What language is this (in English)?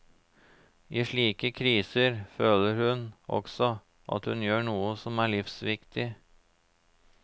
Norwegian